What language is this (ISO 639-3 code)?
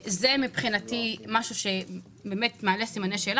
heb